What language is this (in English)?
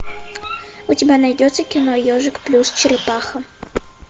Russian